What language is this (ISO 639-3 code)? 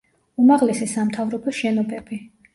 kat